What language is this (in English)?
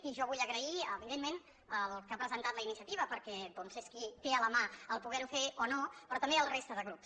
Catalan